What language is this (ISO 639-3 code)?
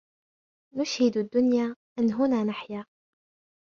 ara